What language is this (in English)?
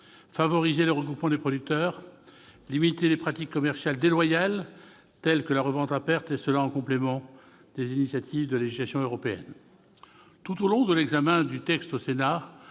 French